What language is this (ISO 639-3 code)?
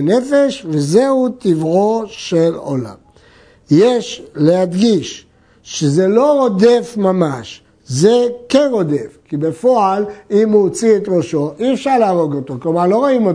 heb